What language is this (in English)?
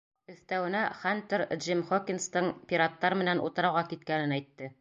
Bashkir